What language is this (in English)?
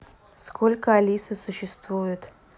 Russian